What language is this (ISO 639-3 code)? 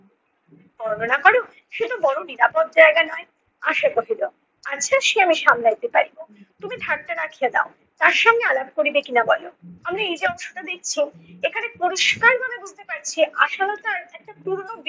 ben